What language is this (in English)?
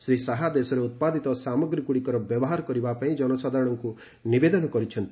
Odia